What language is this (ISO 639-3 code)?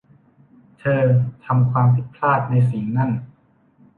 tha